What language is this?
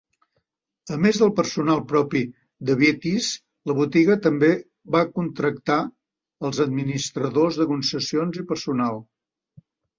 Catalan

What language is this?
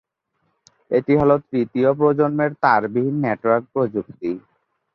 Bangla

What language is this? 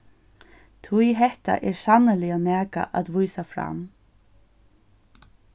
Faroese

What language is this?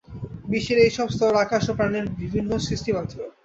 Bangla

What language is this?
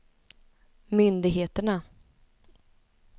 Swedish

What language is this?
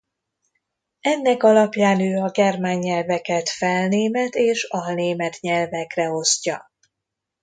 Hungarian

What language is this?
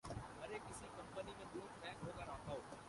Urdu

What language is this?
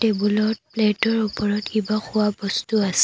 Assamese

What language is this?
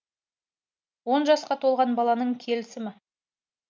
Kazakh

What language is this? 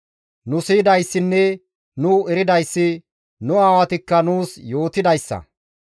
Gamo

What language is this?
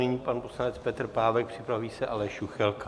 Czech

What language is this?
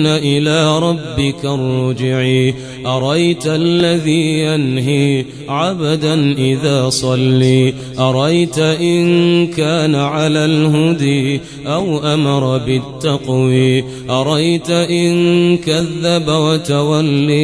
Arabic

